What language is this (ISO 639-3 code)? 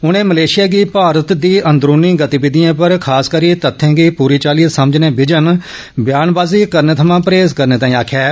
doi